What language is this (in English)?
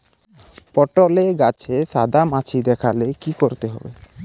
Bangla